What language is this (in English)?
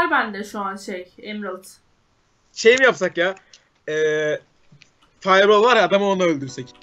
Turkish